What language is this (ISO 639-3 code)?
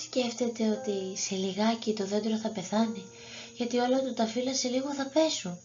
ell